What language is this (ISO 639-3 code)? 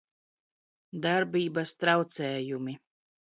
lav